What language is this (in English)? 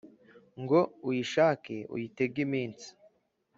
Kinyarwanda